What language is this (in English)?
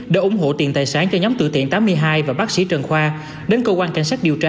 Vietnamese